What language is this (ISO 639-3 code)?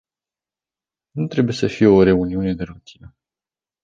ron